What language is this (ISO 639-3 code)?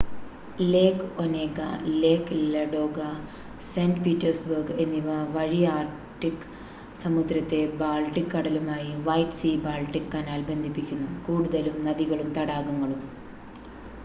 mal